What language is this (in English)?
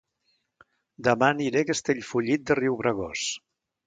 Catalan